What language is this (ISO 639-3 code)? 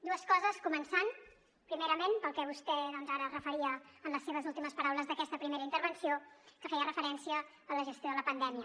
cat